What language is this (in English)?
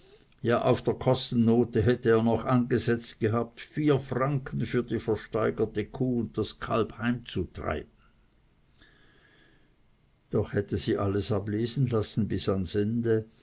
German